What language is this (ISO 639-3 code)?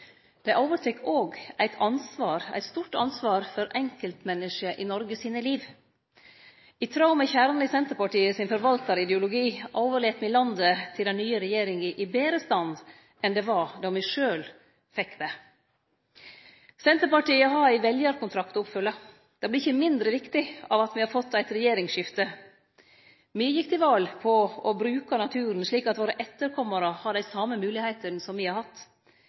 nno